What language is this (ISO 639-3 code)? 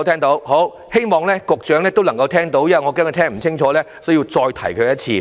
yue